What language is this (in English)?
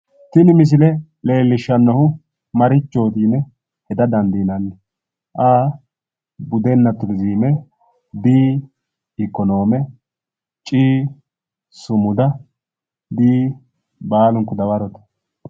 Sidamo